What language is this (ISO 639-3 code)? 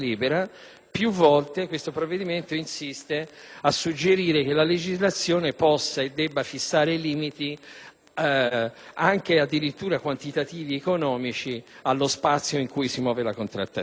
ita